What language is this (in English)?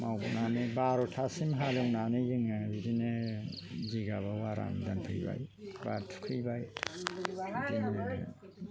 Bodo